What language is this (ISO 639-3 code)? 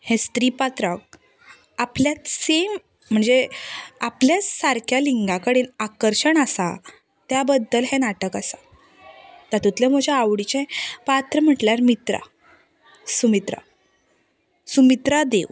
kok